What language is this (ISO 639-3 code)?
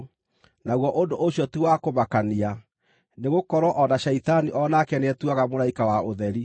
kik